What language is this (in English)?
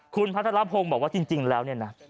Thai